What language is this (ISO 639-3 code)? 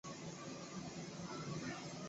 zho